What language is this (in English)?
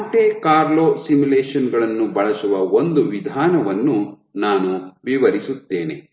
Kannada